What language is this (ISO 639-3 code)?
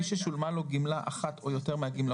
heb